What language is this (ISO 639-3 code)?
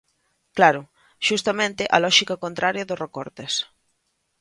glg